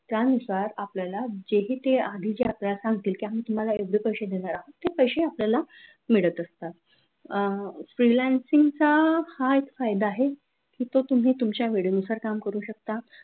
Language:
Marathi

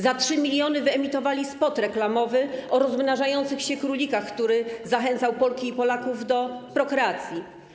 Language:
Polish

